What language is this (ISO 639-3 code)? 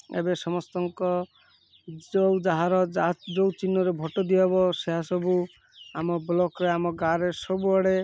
ori